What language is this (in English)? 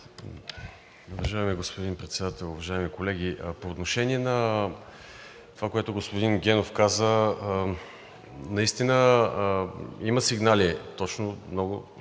Bulgarian